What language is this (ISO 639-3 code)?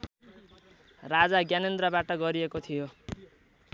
nep